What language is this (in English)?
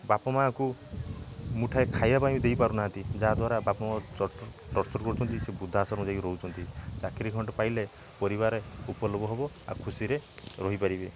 Odia